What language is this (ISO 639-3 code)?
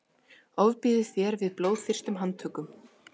isl